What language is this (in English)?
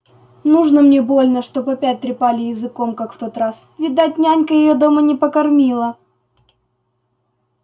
Russian